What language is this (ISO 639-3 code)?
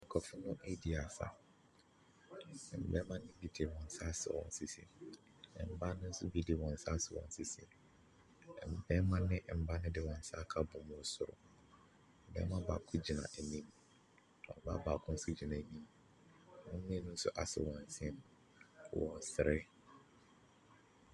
aka